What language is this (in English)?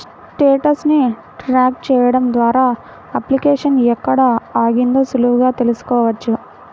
Telugu